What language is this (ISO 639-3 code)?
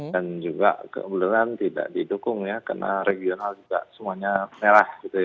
ind